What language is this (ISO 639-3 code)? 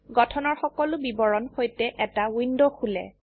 asm